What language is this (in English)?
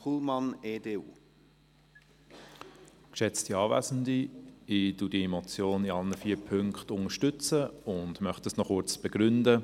Swiss German